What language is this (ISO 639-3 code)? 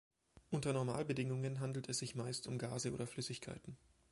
deu